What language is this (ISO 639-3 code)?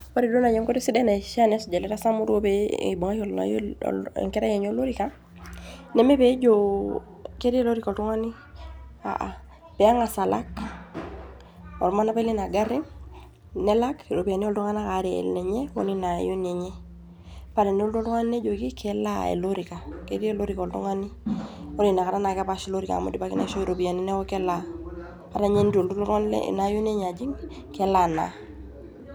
mas